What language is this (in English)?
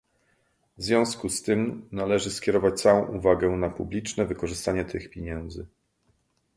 Polish